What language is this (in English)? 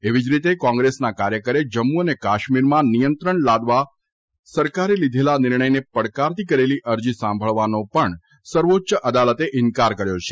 Gujarati